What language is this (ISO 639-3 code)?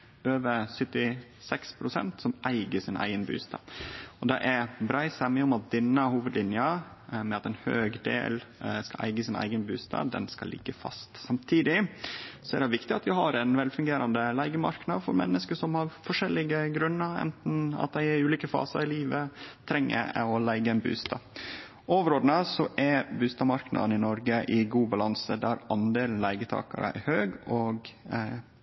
nno